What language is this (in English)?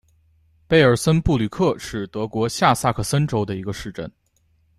Chinese